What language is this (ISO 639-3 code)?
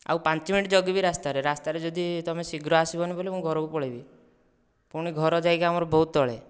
ori